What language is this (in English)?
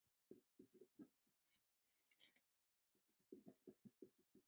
Chinese